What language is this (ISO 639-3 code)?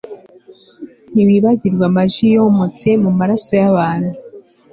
kin